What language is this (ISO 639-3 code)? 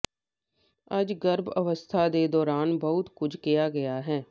pan